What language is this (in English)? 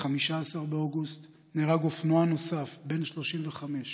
Hebrew